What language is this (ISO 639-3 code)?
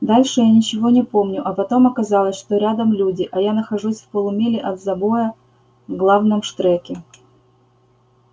rus